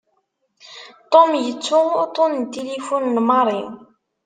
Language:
Kabyle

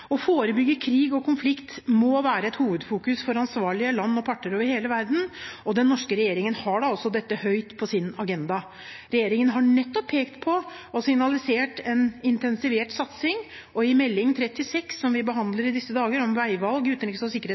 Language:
Norwegian Bokmål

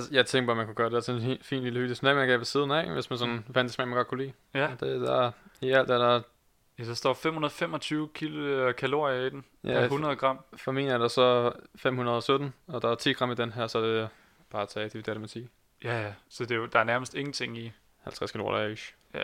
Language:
Danish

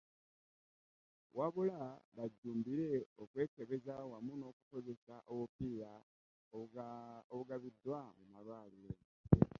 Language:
Ganda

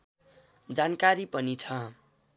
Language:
Nepali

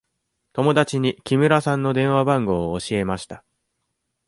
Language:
Japanese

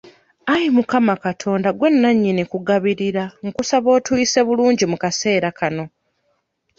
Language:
Ganda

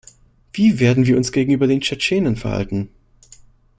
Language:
German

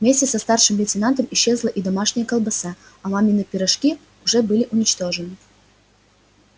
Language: Russian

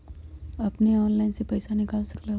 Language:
Magahi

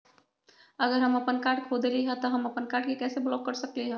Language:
Magahi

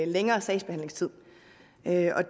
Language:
Danish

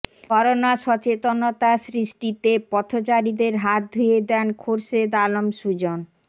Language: Bangla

